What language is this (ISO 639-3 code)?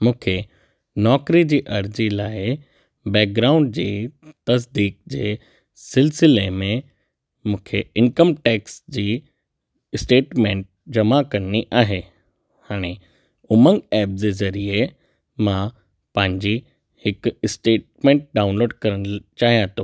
snd